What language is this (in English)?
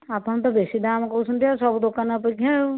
Odia